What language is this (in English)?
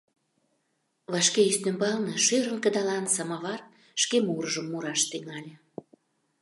Mari